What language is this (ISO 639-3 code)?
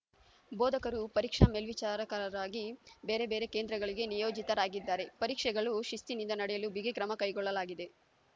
kan